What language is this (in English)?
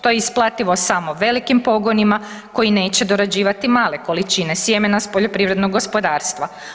Croatian